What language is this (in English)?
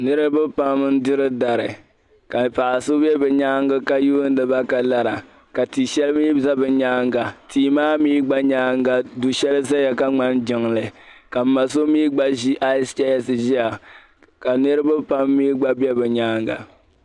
Dagbani